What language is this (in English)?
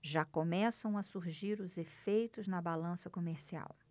Portuguese